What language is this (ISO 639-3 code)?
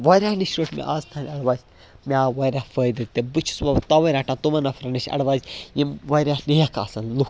kas